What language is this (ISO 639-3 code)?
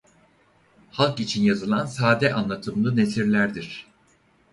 tur